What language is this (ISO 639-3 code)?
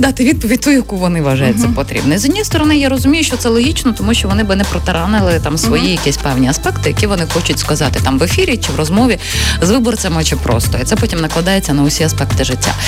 ukr